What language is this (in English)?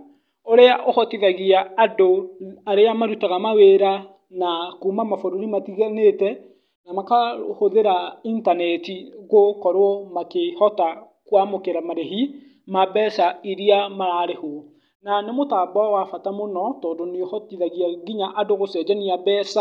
Kikuyu